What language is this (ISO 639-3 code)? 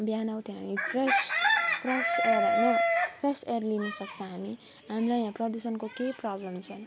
nep